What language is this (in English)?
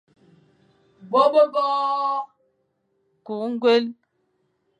Fang